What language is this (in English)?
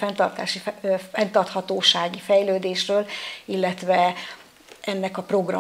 Hungarian